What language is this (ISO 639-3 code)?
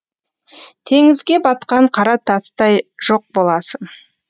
kaz